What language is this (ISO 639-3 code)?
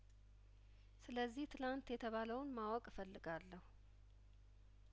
amh